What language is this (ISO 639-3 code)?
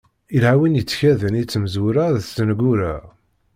kab